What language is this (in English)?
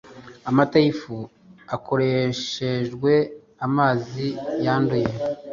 Kinyarwanda